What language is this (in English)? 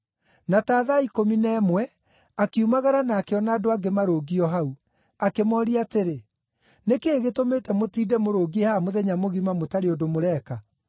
Kikuyu